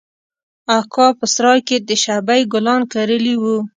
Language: Pashto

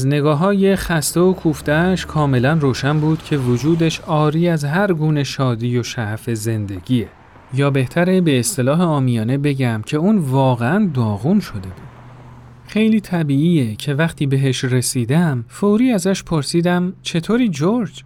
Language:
Persian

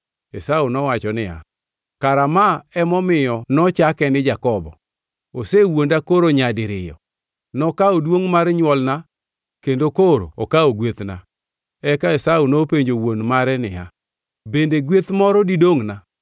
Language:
Luo (Kenya and Tanzania)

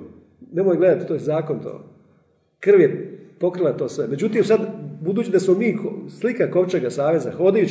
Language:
Croatian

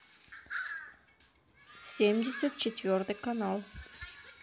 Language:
Russian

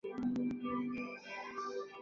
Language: Chinese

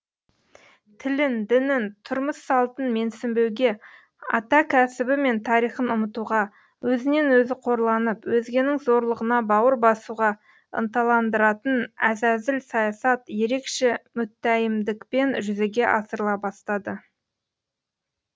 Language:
Kazakh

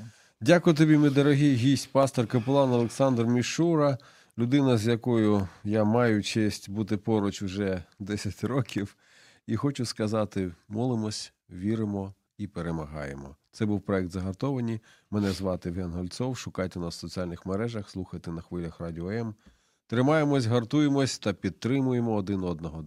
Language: Ukrainian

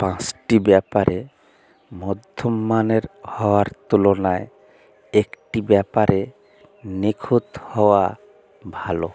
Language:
Bangla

